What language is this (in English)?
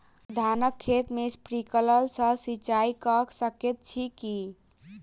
Maithili